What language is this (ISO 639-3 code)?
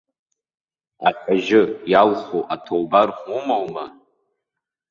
abk